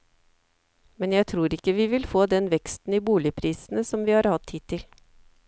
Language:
Norwegian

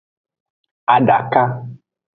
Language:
Aja (Benin)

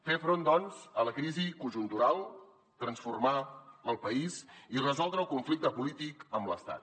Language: Catalan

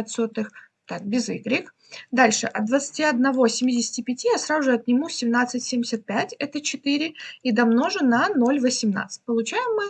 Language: Russian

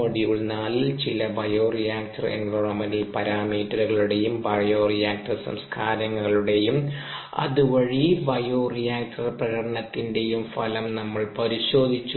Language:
Malayalam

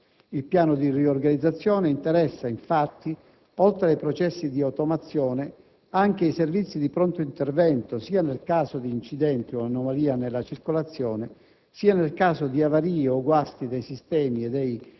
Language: Italian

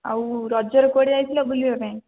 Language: Odia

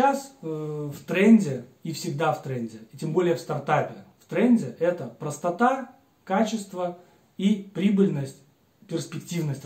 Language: Russian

